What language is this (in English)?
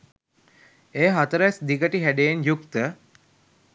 Sinhala